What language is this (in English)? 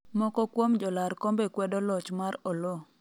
Luo (Kenya and Tanzania)